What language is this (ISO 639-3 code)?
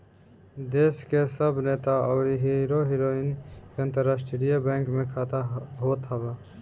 bho